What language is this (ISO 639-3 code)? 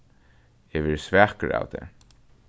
fao